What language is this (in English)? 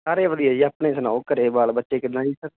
Punjabi